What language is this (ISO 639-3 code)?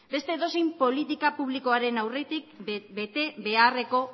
eus